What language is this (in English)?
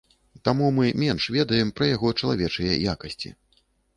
Belarusian